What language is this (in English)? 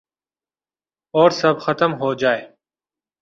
Urdu